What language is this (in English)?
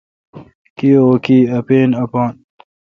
Kalkoti